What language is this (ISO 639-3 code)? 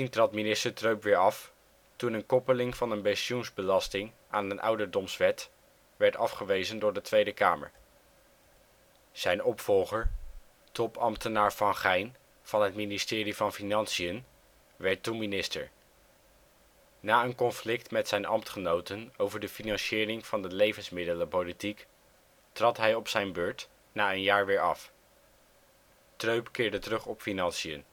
nld